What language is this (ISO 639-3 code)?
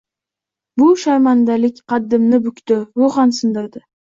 uzb